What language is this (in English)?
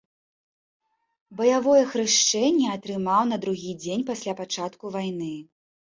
Belarusian